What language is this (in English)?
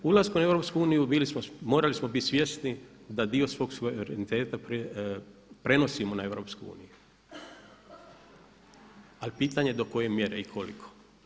Croatian